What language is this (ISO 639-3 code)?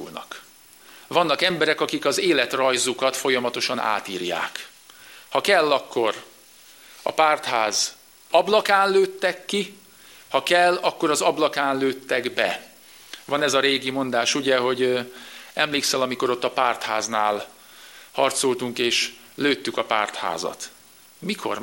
hun